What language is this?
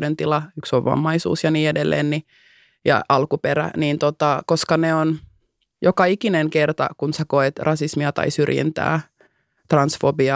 Finnish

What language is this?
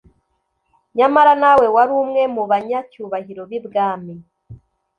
Kinyarwanda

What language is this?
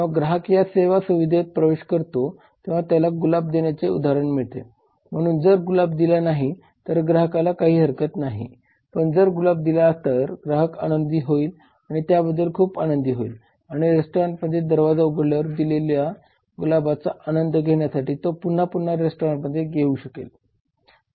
Marathi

